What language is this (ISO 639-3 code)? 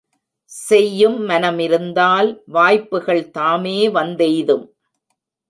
tam